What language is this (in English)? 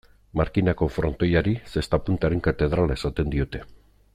Basque